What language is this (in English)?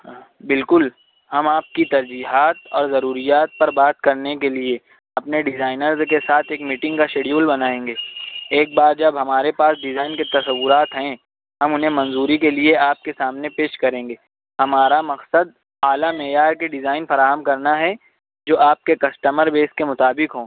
Urdu